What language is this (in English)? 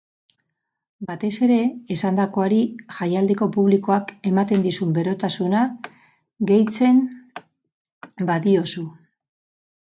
Basque